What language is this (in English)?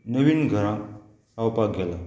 Konkani